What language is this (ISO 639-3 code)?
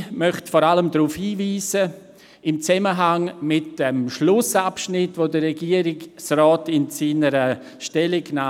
gsw